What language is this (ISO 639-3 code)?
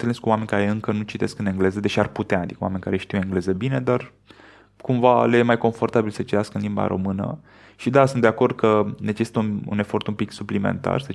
ron